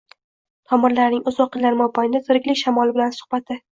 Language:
Uzbek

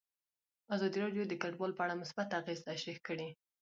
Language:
Pashto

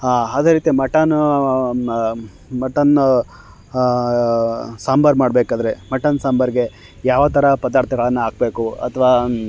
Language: Kannada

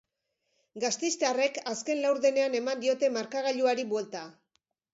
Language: Basque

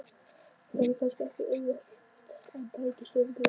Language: Icelandic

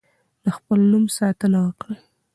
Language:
Pashto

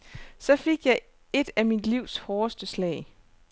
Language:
Danish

